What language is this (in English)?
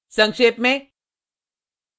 Hindi